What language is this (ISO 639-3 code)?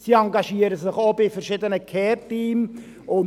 gsw